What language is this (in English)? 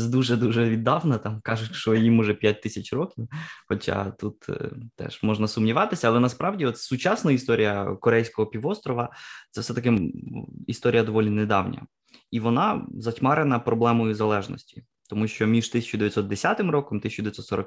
Ukrainian